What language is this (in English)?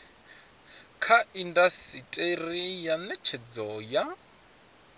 Venda